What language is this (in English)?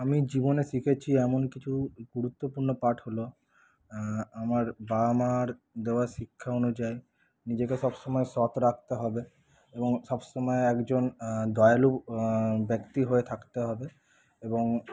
Bangla